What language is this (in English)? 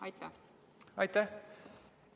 Estonian